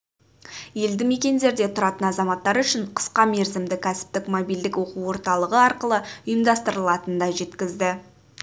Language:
Kazakh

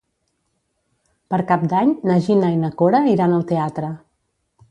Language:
Catalan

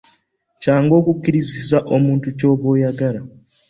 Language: Ganda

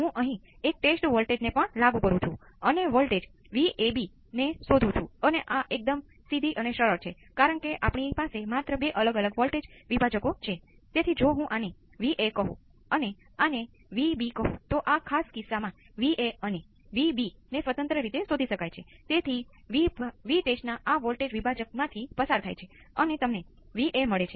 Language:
Gujarati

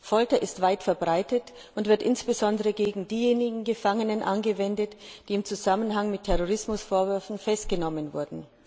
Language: German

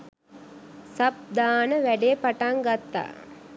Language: Sinhala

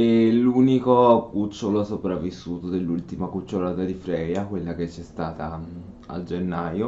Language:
Italian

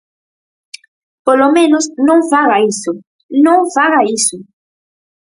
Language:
Galician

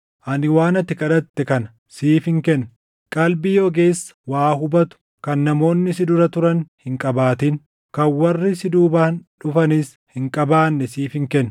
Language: Oromo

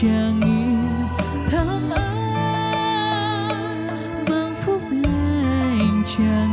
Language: Vietnamese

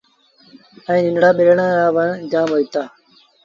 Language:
Sindhi Bhil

